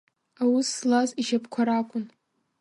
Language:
Abkhazian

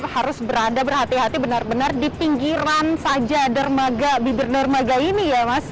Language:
Indonesian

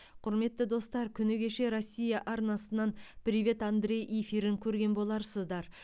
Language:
Kazakh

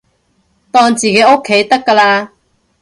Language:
Cantonese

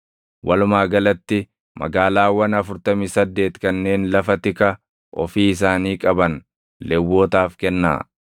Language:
Oromo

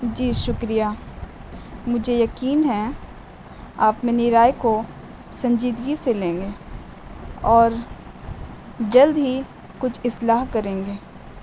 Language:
Urdu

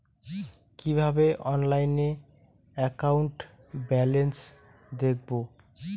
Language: Bangla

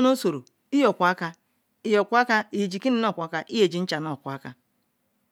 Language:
Ikwere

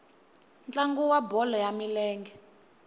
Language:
Tsonga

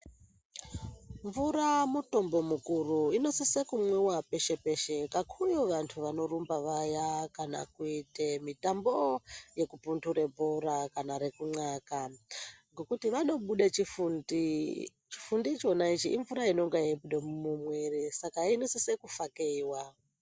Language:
Ndau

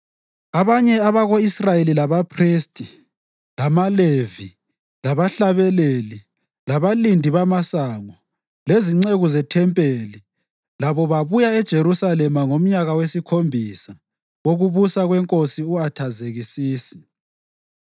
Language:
North Ndebele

